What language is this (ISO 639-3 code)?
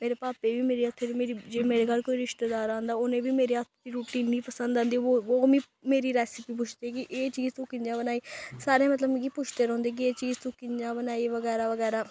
doi